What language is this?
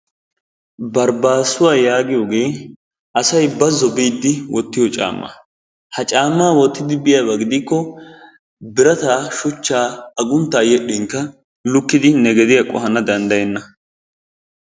Wolaytta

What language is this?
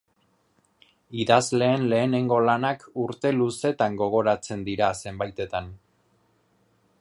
Basque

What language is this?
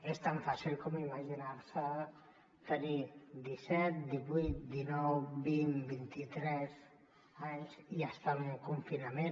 Catalan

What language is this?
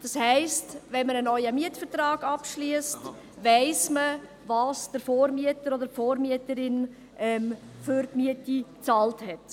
Swiss German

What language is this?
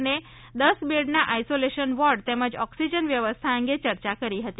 Gujarati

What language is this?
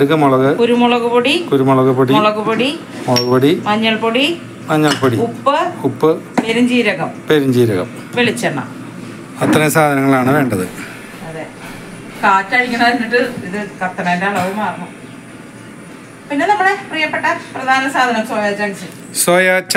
Malayalam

